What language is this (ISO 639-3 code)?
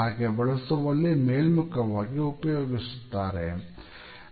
kan